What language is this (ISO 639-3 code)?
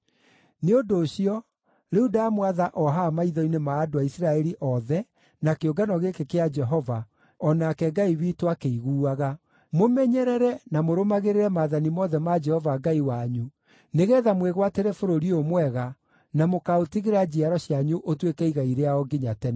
kik